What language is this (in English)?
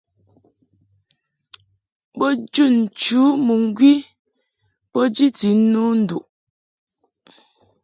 Mungaka